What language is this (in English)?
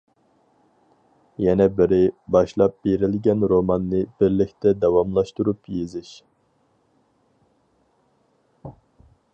Uyghur